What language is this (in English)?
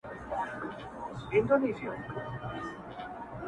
Pashto